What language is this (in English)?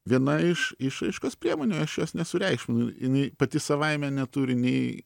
Lithuanian